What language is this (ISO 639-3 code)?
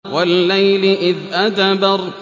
ara